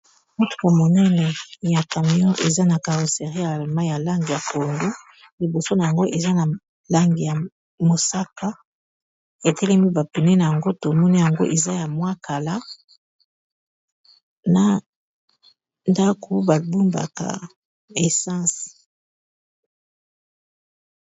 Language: Lingala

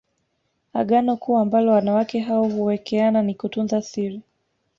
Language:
Swahili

